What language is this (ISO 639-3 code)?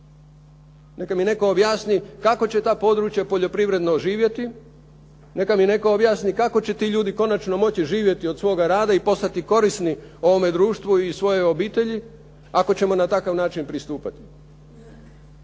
hrv